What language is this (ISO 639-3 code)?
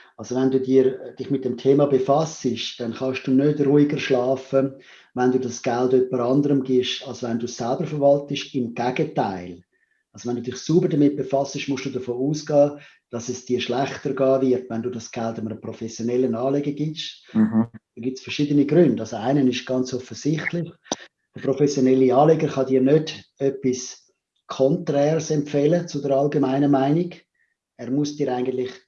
deu